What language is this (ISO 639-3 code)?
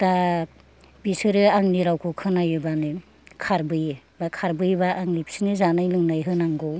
brx